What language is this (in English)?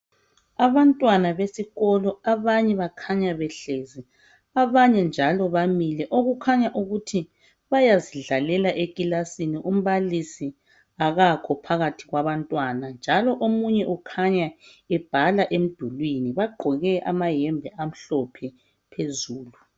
North Ndebele